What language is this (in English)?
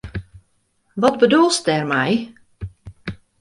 Western Frisian